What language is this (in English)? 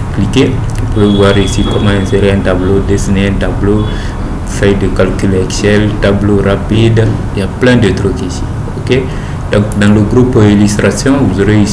French